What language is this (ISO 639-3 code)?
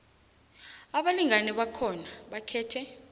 nbl